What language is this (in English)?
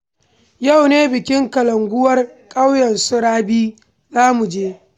Hausa